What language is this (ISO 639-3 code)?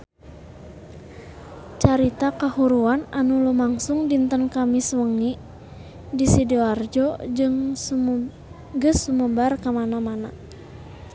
sun